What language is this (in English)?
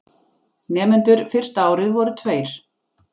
Icelandic